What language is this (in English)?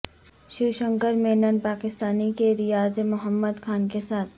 Urdu